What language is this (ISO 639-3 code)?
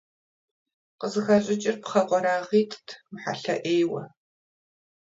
kbd